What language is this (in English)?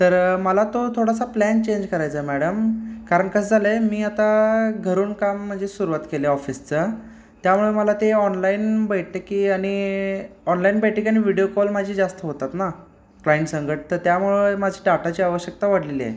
Marathi